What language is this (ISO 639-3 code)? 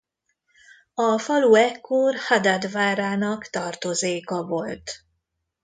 hun